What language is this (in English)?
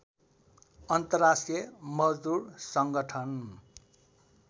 Nepali